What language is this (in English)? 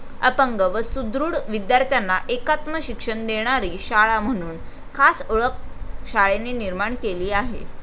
Marathi